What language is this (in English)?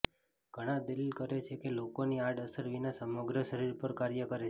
Gujarati